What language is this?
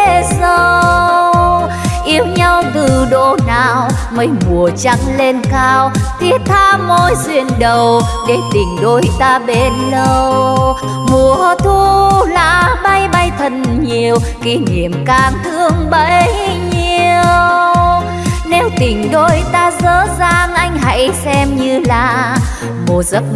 Vietnamese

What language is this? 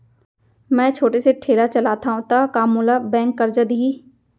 Chhattisgarhi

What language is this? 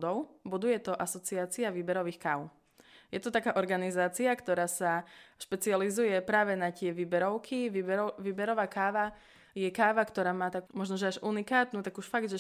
Slovak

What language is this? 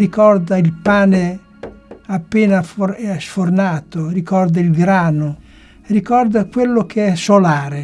Italian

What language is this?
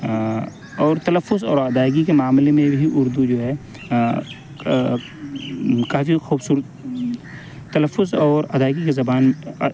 Urdu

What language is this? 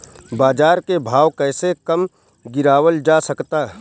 Bhojpuri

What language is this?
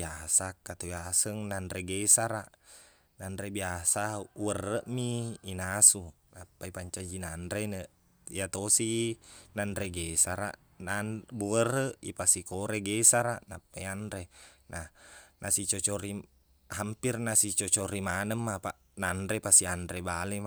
Buginese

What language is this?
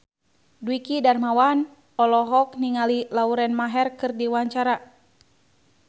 Sundanese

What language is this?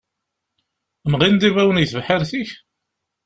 Kabyle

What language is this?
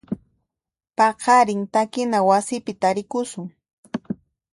Puno Quechua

